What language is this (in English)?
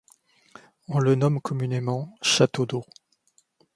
French